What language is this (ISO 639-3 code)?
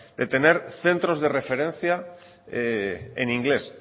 spa